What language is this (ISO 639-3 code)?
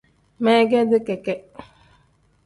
kdh